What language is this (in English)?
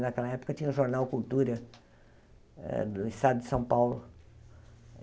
Portuguese